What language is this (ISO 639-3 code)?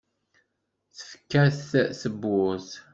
kab